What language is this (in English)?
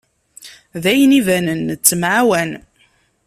Kabyle